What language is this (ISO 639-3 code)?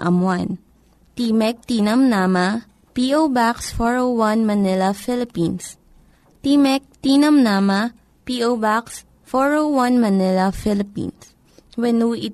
fil